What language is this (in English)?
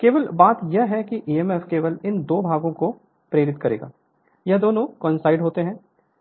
Hindi